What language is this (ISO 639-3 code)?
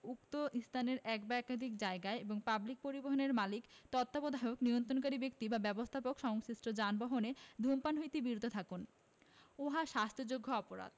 ben